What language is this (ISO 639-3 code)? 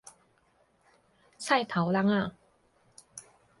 nan